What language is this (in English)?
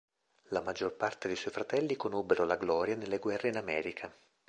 Italian